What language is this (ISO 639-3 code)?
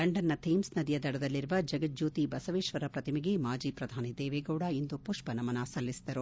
kan